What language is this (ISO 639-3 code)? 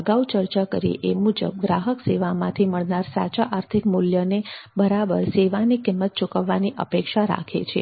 guj